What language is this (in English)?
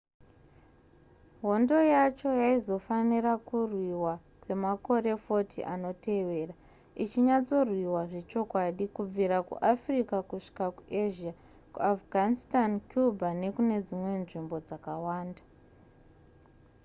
Shona